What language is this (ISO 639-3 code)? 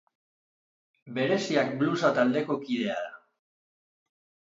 eus